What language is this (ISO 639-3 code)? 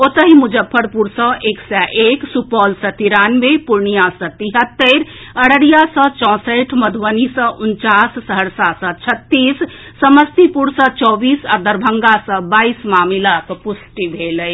mai